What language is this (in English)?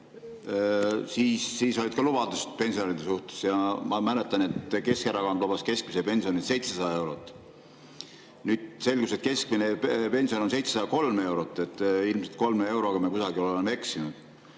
Estonian